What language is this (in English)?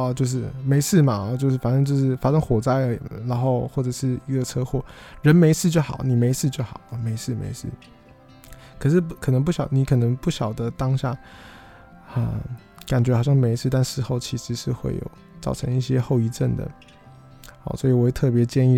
Chinese